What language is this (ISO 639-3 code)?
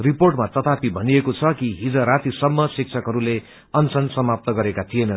nep